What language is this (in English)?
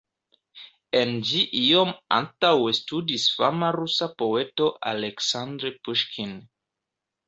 Esperanto